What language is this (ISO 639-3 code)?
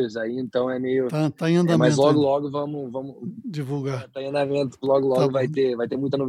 por